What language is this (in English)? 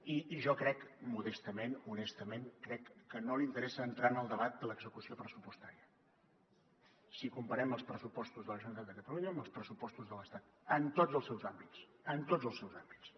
Catalan